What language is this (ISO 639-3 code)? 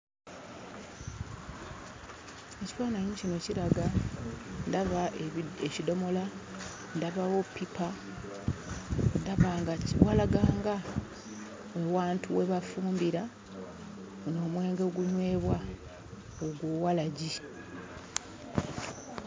lug